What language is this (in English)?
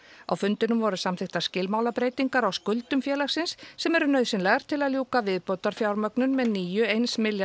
Icelandic